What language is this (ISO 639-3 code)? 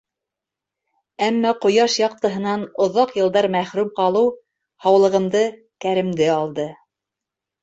bak